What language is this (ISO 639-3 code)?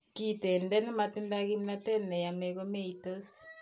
kln